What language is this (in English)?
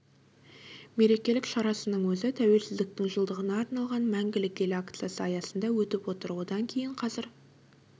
Kazakh